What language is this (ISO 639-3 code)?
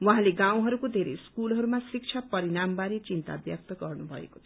nep